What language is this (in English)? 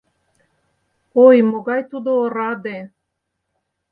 Mari